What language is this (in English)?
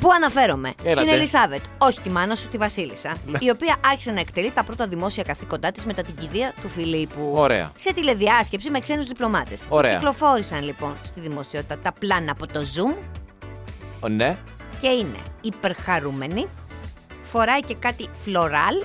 Greek